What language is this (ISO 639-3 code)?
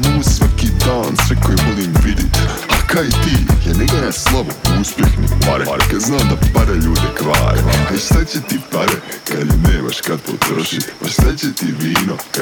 hrv